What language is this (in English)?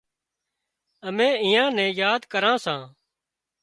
Wadiyara Koli